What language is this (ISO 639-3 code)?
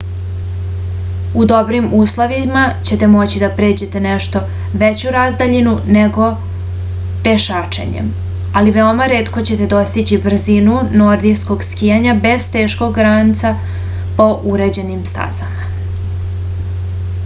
srp